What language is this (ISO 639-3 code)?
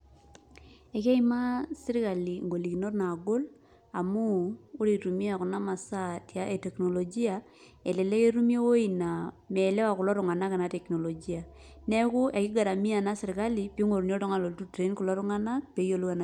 mas